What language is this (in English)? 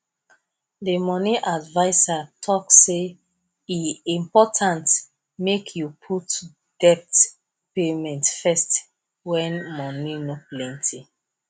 Nigerian Pidgin